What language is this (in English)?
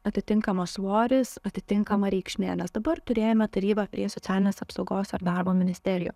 Lithuanian